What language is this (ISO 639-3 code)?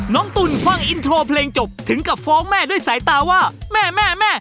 tha